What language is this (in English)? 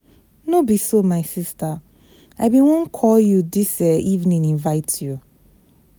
Nigerian Pidgin